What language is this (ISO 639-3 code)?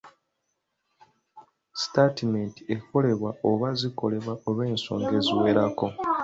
lug